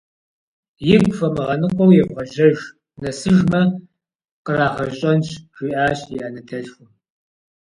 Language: Kabardian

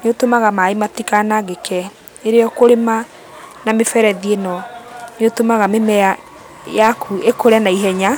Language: Kikuyu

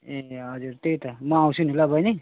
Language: Nepali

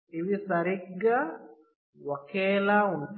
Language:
Telugu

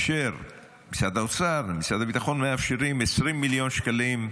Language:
Hebrew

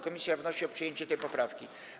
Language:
Polish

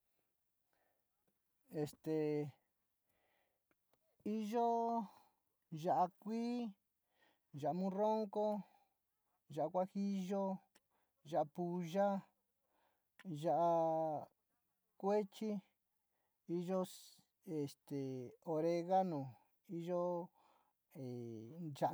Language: Sinicahua Mixtec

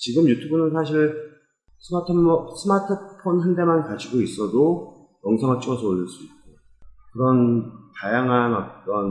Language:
Korean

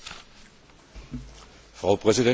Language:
German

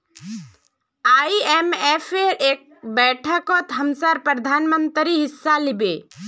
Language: Magahi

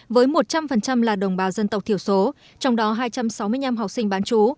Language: Vietnamese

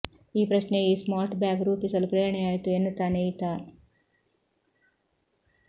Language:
Kannada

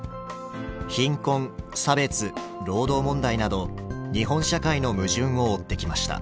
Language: Japanese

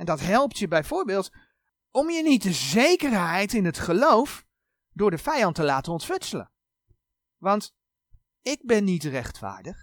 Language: Dutch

